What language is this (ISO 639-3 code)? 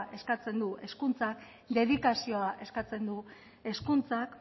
eus